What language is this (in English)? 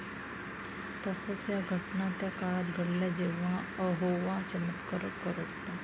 Marathi